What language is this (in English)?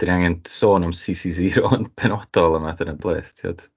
Welsh